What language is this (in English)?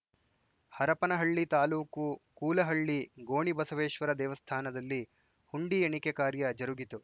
Kannada